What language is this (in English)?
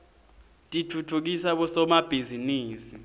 Swati